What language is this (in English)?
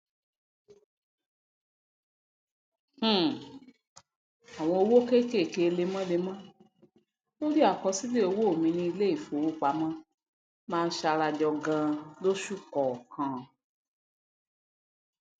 Yoruba